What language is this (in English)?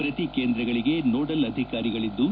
Kannada